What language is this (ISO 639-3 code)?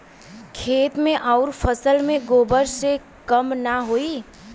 bho